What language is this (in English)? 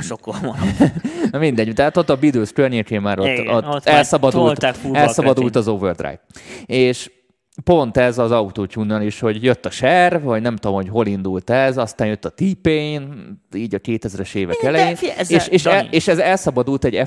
Hungarian